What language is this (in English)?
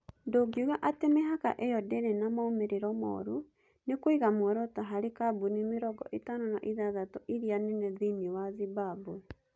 Kikuyu